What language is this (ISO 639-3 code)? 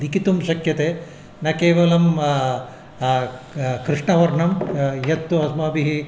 san